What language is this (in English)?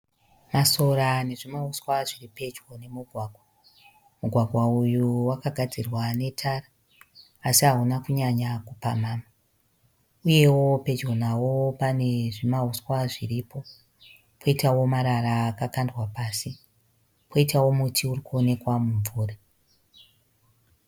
Shona